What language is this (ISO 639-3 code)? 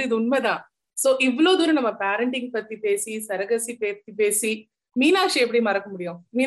tam